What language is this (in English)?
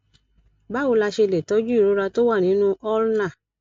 Yoruba